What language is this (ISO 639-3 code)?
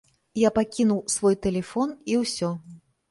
bel